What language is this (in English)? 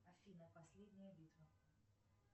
Russian